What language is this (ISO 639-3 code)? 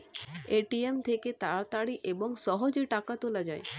ben